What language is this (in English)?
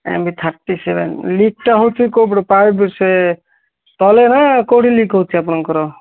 Odia